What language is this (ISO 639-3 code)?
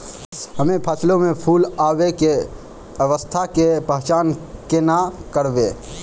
mai